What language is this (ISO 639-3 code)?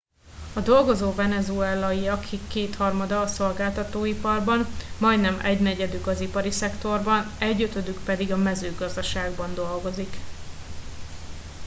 hun